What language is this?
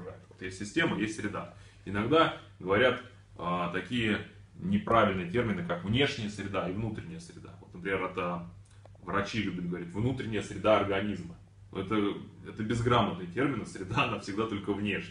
Russian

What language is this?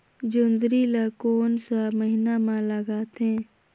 Chhattisgarhi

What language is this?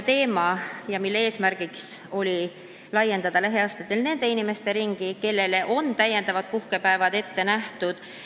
Estonian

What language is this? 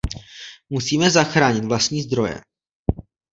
Czech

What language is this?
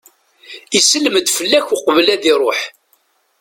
Kabyle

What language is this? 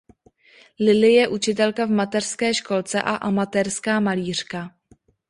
Czech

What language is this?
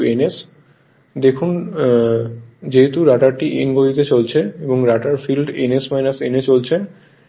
Bangla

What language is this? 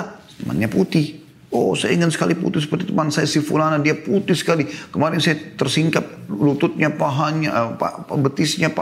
Indonesian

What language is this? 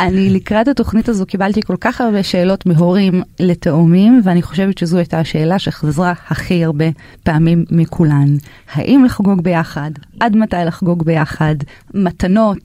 Hebrew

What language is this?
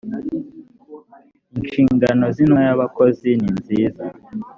Kinyarwanda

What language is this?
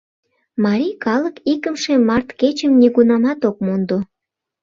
Mari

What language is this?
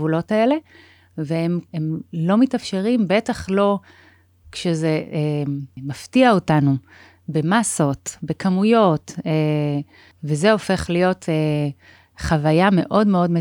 Hebrew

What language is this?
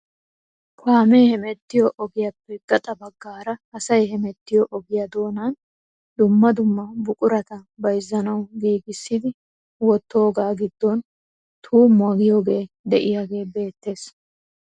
Wolaytta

